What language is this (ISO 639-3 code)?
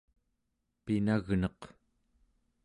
esu